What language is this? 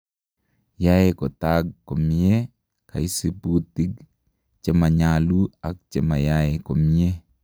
Kalenjin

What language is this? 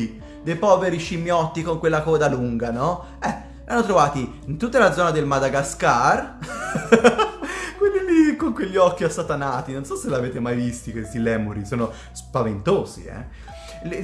Italian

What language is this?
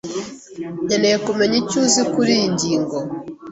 Kinyarwanda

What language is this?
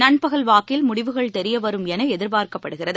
Tamil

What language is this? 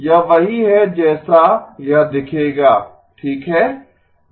Hindi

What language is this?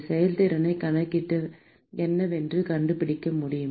Tamil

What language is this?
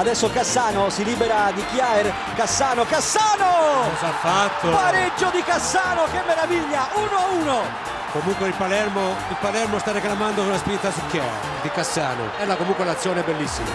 Italian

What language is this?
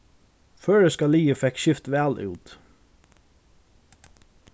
Faroese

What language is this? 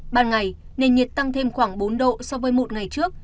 Vietnamese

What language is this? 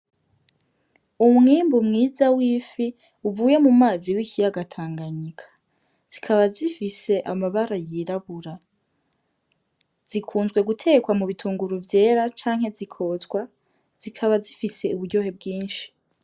Rundi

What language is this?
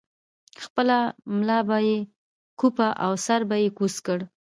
Pashto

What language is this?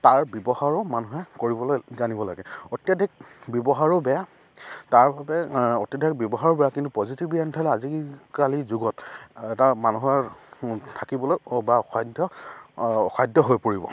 Assamese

